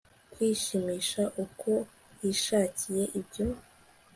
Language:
Kinyarwanda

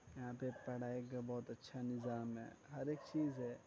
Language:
Urdu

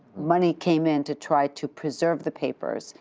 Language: English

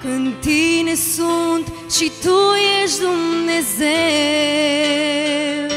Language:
Romanian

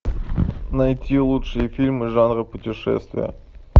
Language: Russian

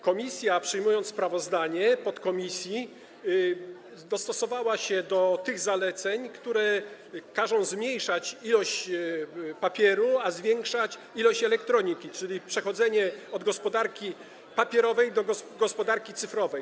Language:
Polish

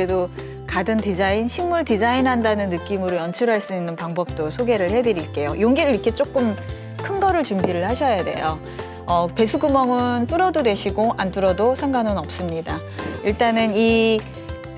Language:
Korean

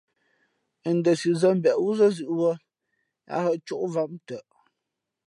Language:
Fe'fe'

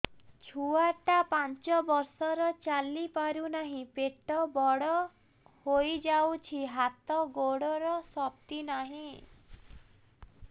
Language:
Odia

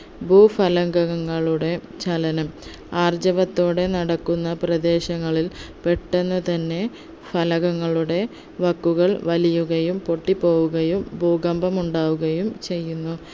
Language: Malayalam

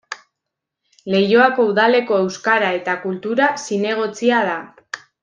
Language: Basque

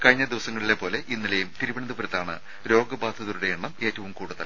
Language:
Malayalam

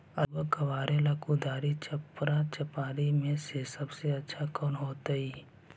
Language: Magahi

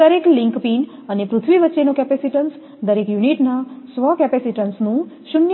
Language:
Gujarati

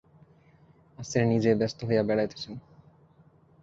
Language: Bangla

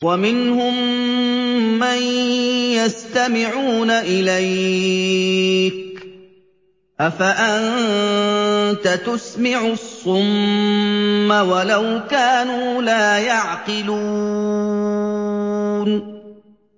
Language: Arabic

